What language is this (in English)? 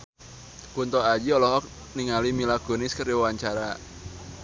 Sundanese